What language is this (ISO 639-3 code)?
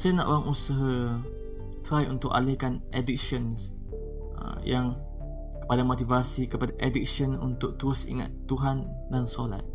msa